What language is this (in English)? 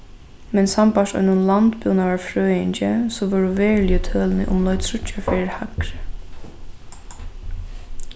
Faroese